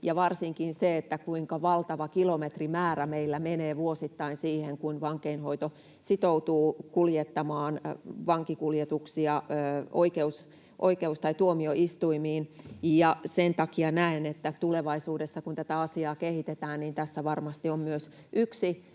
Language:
Finnish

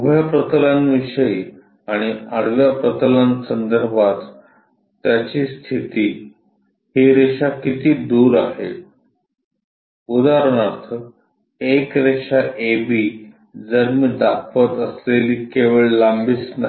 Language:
Marathi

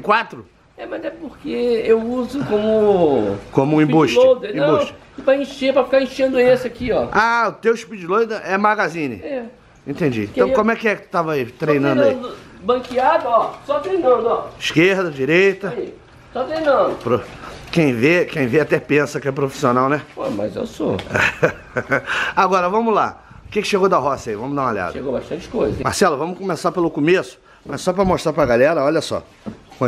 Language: Portuguese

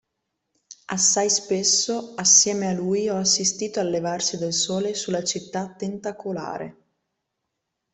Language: Italian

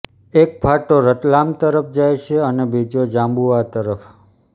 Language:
Gujarati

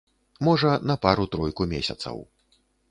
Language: Belarusian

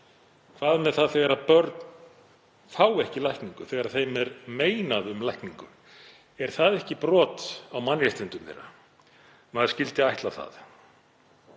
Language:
Icelandic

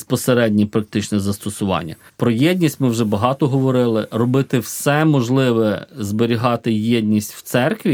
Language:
Ukrainian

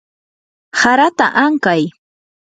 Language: Yanahuanca Pasco Quechua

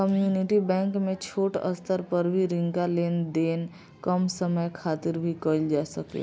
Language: Bhojpuri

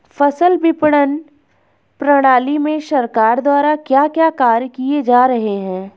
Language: Hindi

